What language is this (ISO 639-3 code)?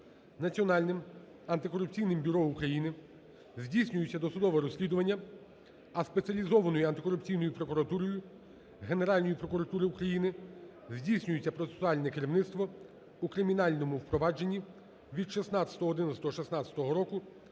ukr